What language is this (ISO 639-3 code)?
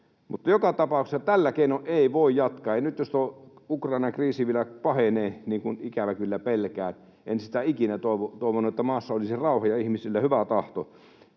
fin